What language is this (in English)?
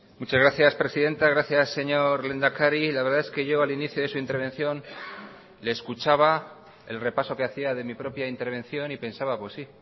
Spanish